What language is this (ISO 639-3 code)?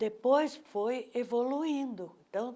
por